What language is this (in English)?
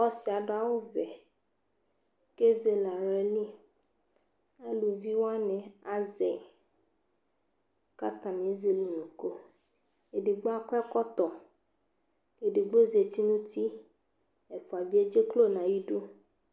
Ikposo